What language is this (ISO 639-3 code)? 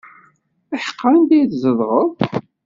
kab